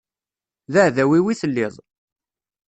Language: Kabyle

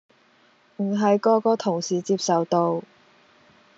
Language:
Cantonese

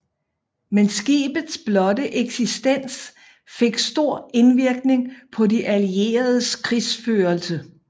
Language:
Danish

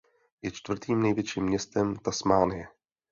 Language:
Czech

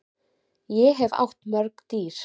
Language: Icelandic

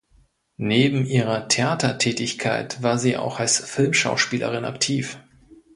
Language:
German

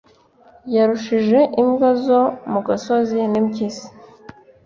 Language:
Kinyarwanda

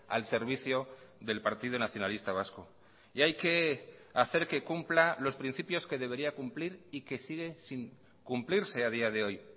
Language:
Spanish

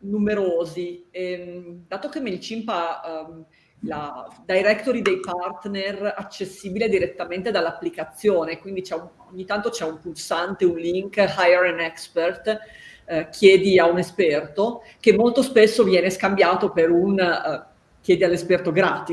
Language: Italian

